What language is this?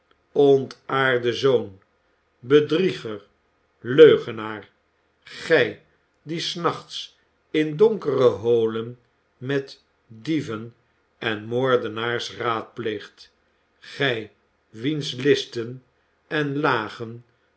Dutch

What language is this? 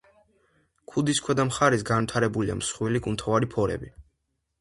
Georgian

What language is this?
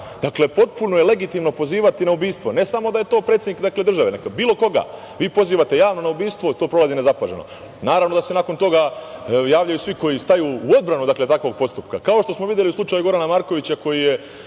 Serbian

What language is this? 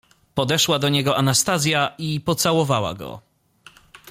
Polish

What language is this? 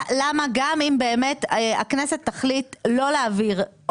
Hebrew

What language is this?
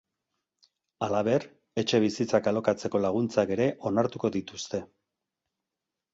Basque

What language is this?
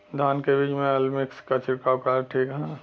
Bhojpuri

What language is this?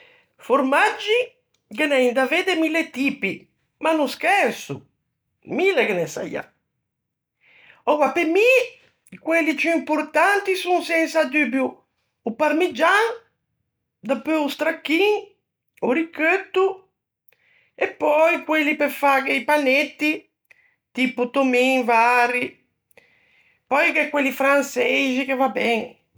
Ligurian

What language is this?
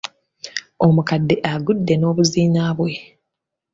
Ganda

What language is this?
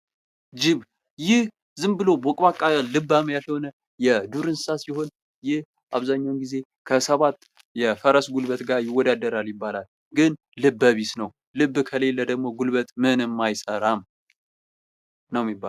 Amharic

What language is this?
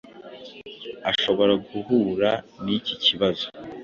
Kinyarwanda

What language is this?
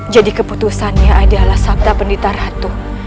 Indonesian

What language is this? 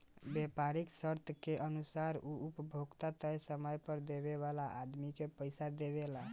Bhojpuri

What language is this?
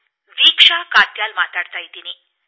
Kannada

